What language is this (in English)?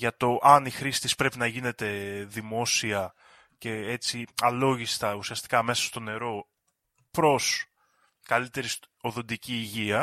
Greek